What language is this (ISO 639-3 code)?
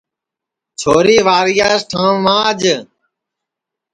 ssi